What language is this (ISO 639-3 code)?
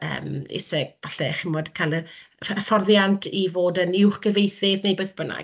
cym